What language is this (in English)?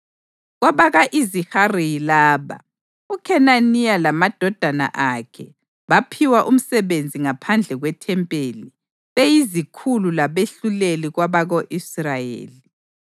North Ndebele